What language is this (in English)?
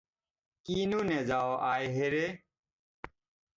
Assamese